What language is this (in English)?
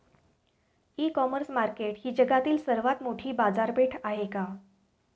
Marathi